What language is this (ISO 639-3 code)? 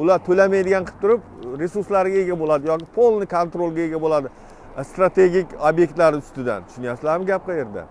tur